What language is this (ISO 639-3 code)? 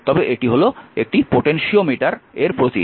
ben